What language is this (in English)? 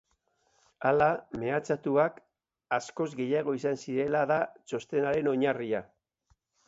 Basque